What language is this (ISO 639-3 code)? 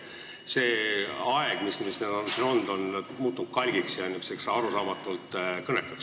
est